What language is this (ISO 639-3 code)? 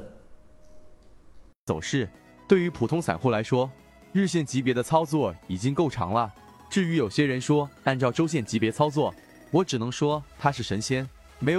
zho